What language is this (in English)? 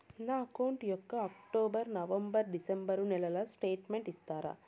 Telugu